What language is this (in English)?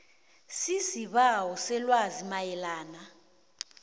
South Ndebele